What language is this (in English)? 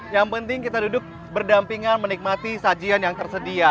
Indonesian